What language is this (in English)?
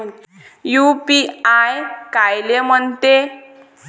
Marathi